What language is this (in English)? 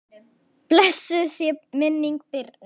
Icelandic